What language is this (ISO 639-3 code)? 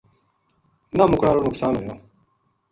gju